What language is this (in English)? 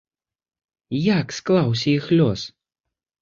Belarusian